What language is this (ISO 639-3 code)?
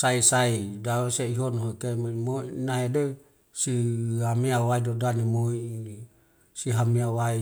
weo